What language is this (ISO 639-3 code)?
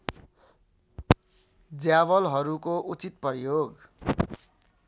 nep